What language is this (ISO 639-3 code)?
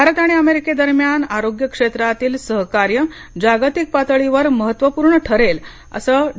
mar